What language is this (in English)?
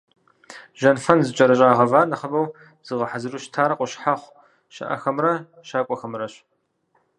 Kabardian